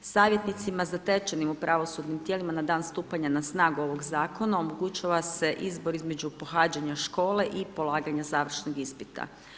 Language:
Croatian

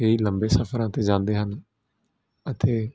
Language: Punjabi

